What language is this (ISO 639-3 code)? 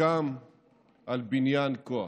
heb